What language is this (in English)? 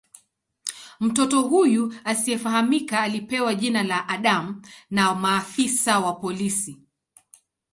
Swahili